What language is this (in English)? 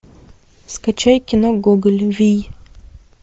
Russian